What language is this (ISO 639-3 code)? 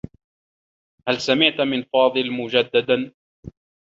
ara